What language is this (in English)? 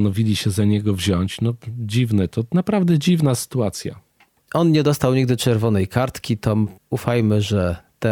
Polish